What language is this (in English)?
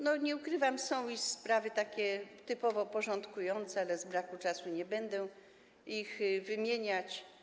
Polish